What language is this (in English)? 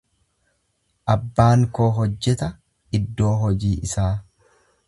Oromo